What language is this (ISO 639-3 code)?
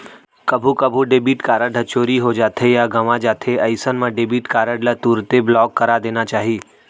hne